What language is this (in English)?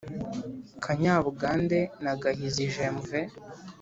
Kinyarwanda